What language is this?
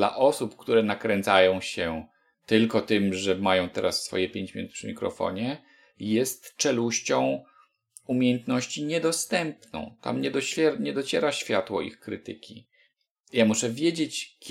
Polish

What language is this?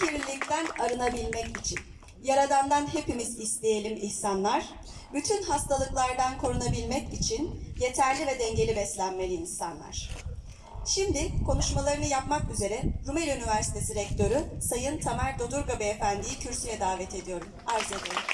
Turkish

